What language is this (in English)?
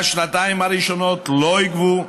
Hebrew